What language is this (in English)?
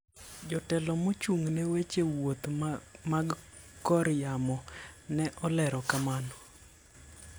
Luo (Kenya and Tanzania)